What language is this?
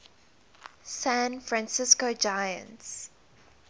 English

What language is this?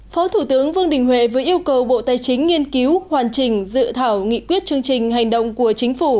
Vietnamese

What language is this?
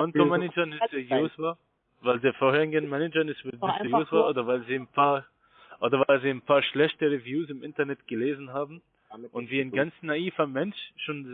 German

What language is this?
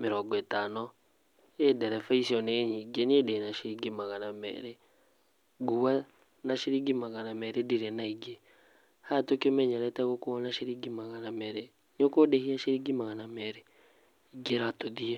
Kikuyu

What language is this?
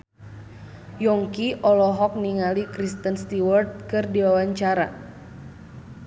Sundanese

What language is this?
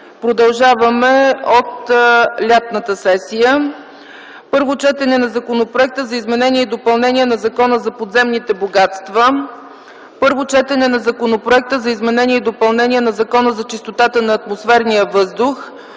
Bulgarian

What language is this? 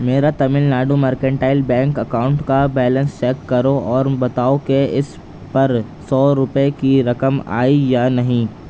Urdu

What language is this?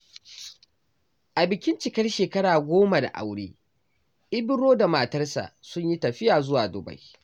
Hausa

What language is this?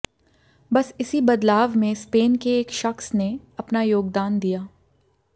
Hindi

